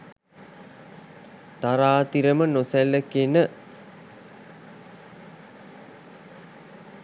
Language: Sinhala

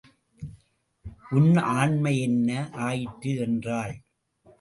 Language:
Tamil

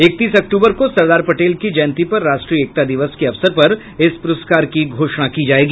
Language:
Hindi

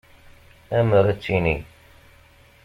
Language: Kabyle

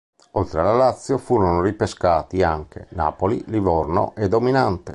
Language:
Italian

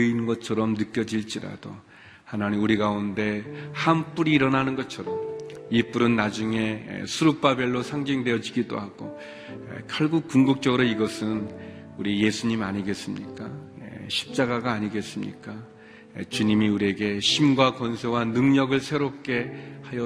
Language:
Korean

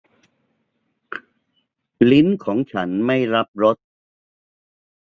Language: Thai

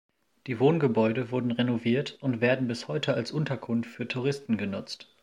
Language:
German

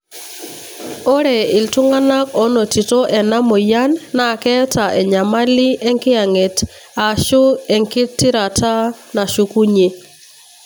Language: Masai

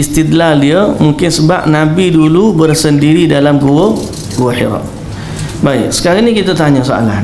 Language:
Malay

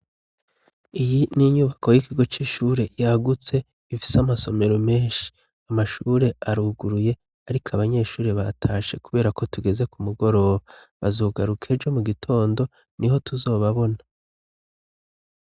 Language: Rundi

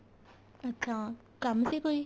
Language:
Punjabi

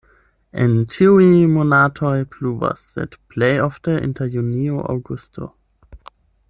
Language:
Esperanto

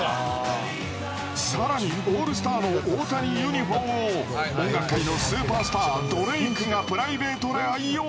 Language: Japanese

